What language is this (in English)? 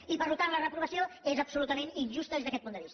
Catalan